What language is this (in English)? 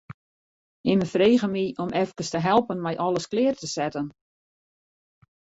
Western Frisian